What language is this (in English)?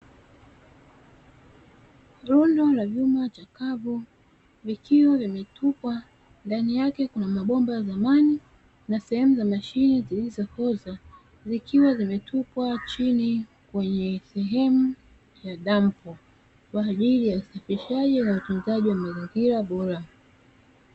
Swahili